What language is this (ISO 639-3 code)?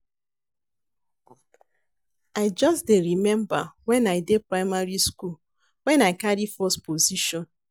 pcm